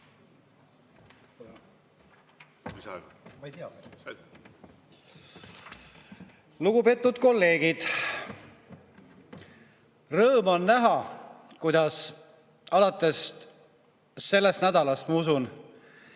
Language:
Estonian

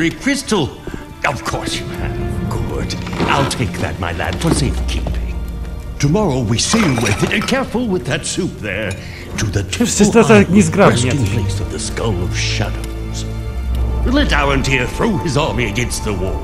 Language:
Polish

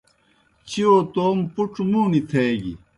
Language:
Kohistani Shina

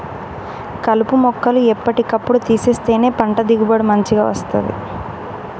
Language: Telugu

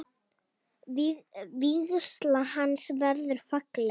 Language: Icelandic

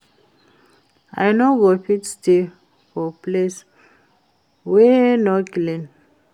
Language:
Nigerian Pidgin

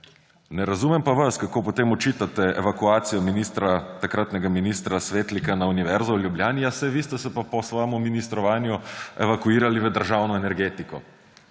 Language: Slovenian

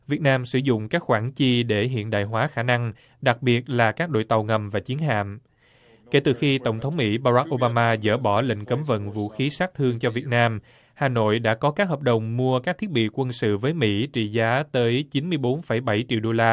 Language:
Vietnamese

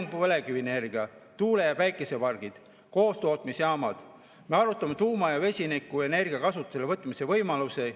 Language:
Estonian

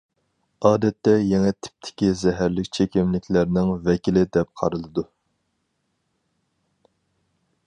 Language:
Uyghur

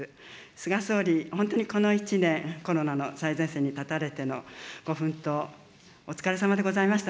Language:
Japanese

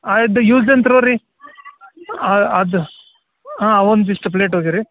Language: Kannada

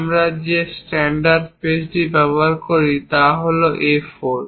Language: Bangla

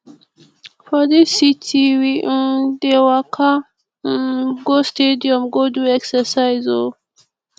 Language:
Nigerian Pidgin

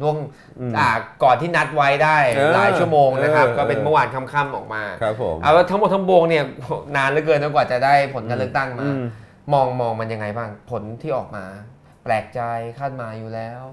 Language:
Thai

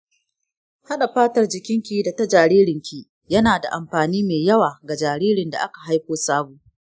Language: Hausa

